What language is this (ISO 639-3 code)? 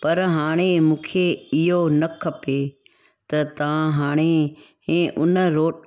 snd